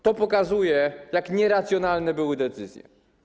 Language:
Polish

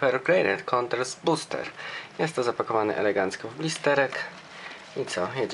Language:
Polish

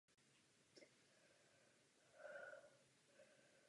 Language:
Czech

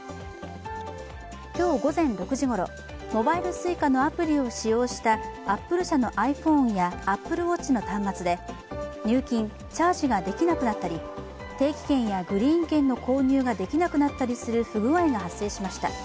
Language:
Japanese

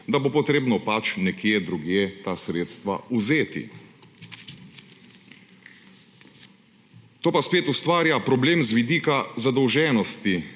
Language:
Slovenian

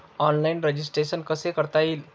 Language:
Marathi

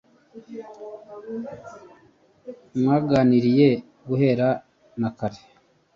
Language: Kinyarwanda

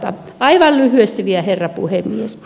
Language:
Finnish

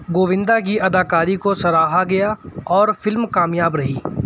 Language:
Urdu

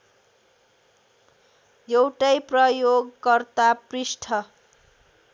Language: Nepali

